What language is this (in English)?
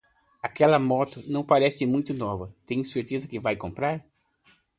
Portuguese